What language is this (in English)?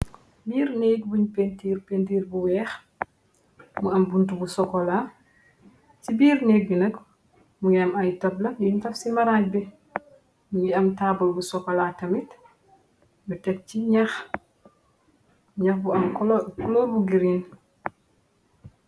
Wolof